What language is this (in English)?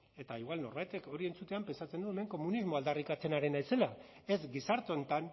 Basque